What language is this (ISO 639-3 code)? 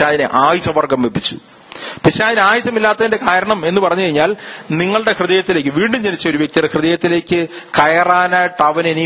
mal